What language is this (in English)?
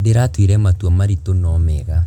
Kikuyu